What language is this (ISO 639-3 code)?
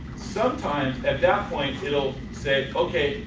eng